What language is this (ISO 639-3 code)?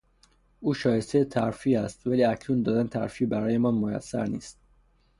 fas